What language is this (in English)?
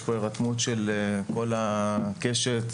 Hebrew